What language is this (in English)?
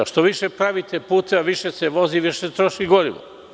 Serbian